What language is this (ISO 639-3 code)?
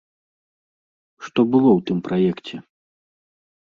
bel